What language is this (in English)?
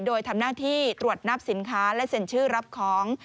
Thai